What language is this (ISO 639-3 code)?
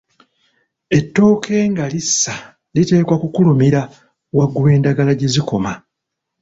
lug